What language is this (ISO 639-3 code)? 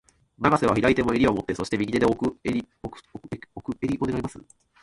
jpn